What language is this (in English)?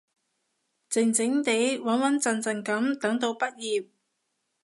Cantonese